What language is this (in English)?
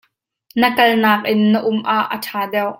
Hakha Chin